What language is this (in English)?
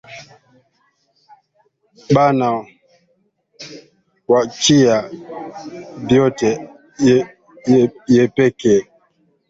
Swahili